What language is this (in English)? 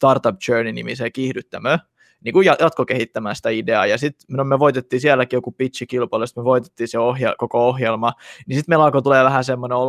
Finnish